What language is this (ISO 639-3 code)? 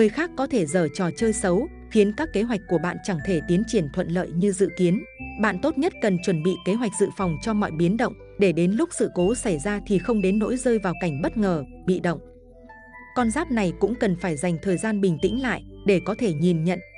vie